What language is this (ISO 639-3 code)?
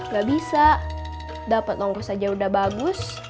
ind